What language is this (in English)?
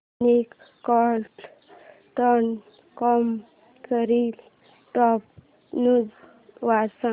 Marathi